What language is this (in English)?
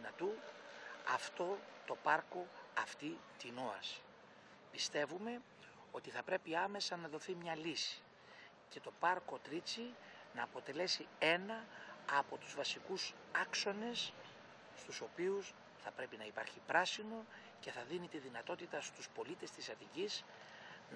Greek